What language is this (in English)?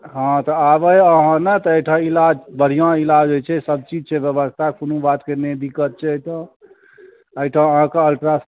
Maithili